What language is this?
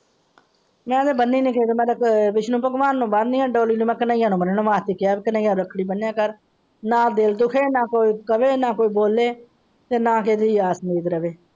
Punjabi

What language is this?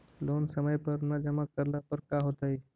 Magahi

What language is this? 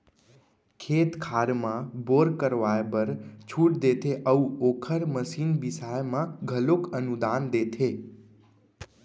Chhattisgarhi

